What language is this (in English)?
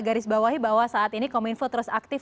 Indonesian